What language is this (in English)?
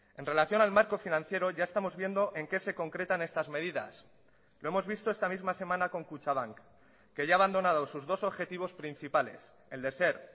Spanish